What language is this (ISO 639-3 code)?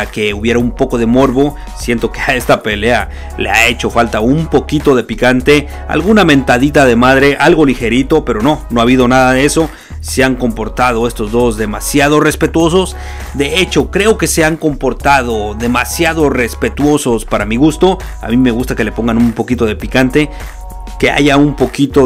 spa